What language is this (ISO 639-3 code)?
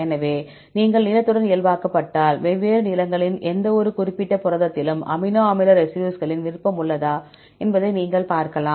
tam